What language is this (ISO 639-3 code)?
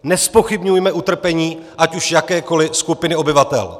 ces